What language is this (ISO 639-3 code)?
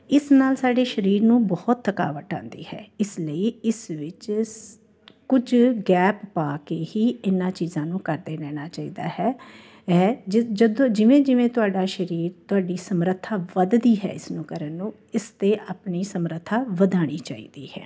pan